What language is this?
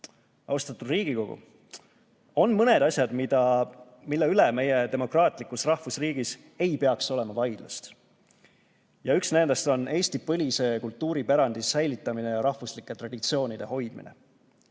Estonian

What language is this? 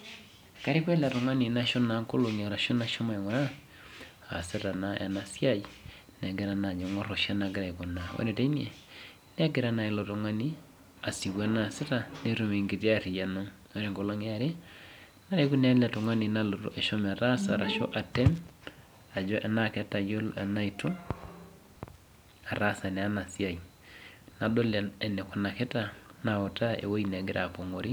Masai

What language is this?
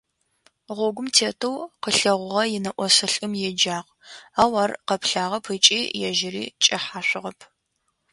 Adyghe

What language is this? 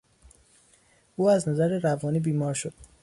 Persian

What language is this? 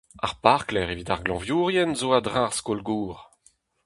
Breton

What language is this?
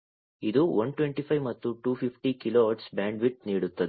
Kannada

